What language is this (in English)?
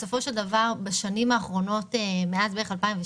Hebrew